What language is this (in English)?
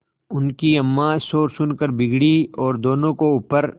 Hindi